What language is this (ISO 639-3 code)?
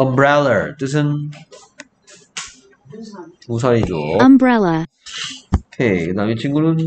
kor